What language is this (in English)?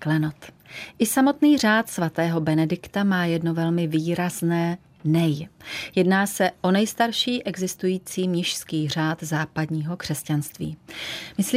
Czech